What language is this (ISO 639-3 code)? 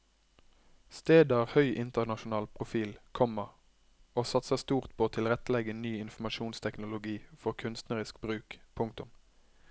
nor